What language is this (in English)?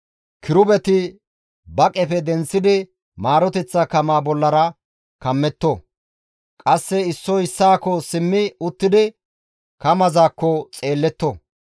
Gamo